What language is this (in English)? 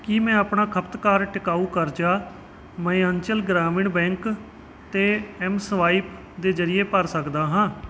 Punjabi